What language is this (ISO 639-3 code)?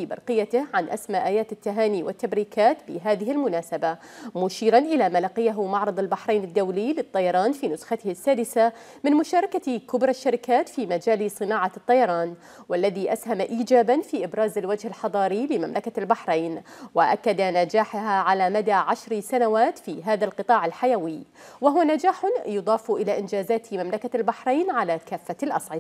ara